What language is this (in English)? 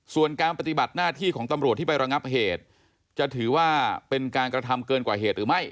Thai